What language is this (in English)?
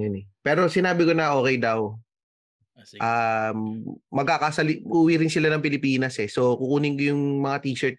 Filipino